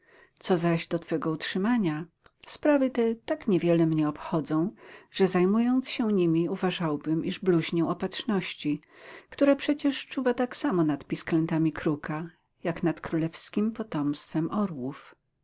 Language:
Polish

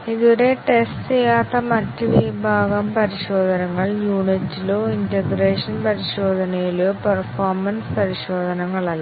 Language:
Malayalam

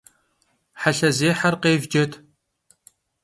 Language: Kabardian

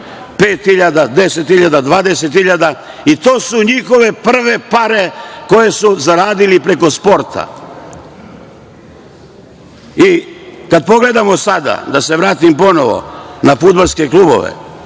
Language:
Serbian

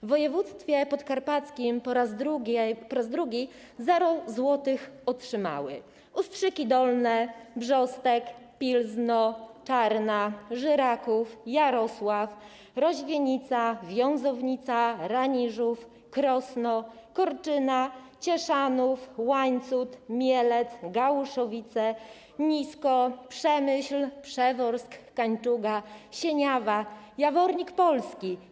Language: Polish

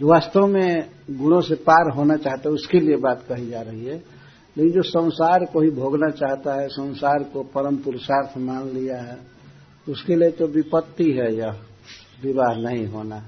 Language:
Hindi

